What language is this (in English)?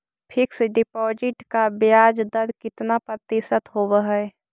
Magahi